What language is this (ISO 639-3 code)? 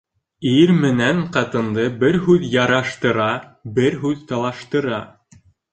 bak